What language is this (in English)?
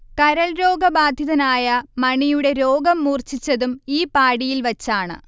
Malayalam